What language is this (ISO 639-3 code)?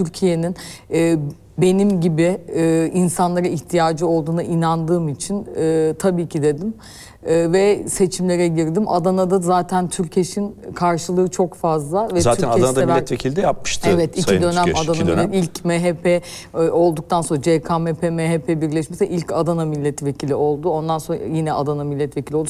tur